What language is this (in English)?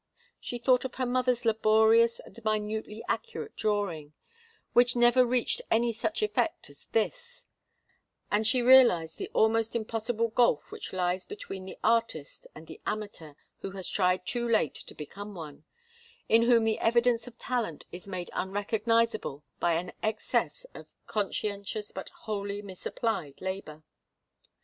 English